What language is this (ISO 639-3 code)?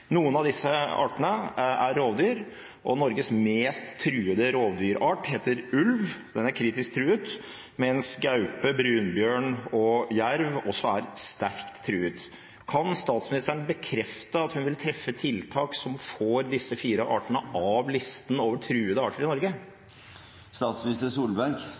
nob